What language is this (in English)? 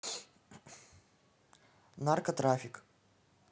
Russian